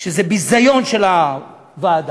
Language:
Hebrew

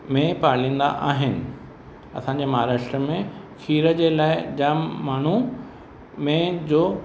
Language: Sindhi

